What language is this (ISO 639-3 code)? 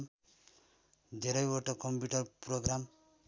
nep